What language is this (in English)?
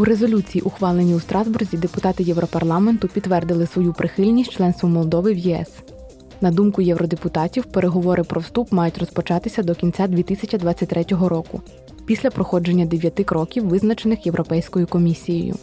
Ukrainian